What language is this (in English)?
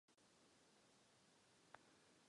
Czech